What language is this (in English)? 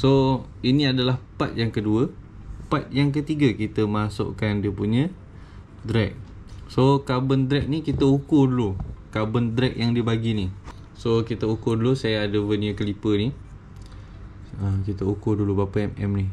Malay